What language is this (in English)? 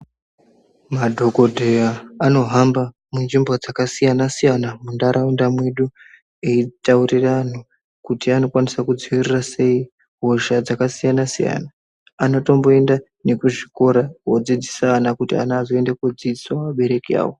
Ndau